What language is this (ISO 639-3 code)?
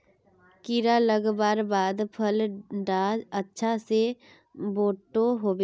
mag